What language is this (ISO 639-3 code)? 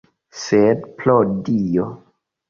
epo